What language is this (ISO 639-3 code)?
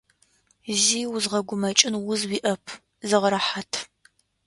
ady